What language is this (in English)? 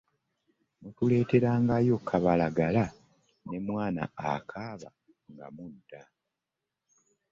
Ganda